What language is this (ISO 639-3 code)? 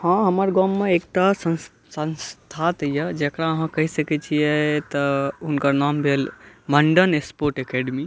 mai